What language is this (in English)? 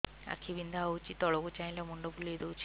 Odia